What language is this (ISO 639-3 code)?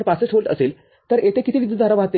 mar